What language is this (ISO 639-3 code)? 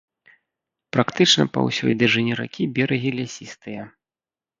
bel